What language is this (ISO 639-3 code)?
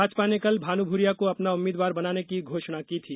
hin